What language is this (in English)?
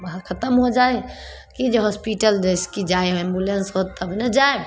Maithili